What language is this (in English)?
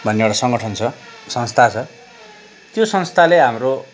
Nepali